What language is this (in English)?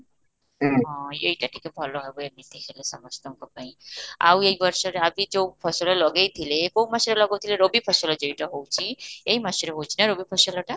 Odia